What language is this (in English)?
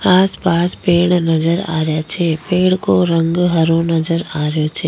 Rajasthani